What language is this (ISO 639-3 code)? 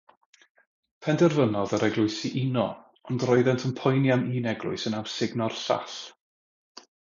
cym